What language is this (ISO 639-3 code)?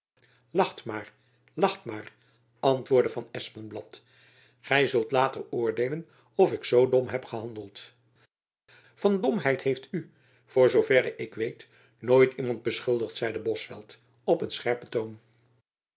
nld